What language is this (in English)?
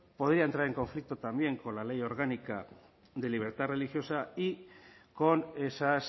Spanish